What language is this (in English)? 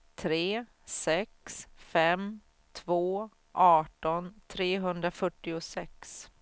Swedish